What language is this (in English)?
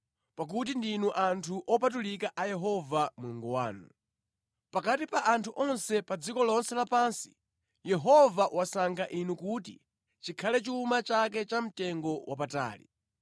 Nyanja